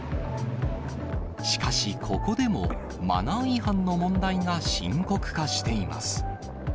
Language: Japanese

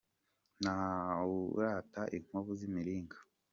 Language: Kinyarwanda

